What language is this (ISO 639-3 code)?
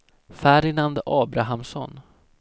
swe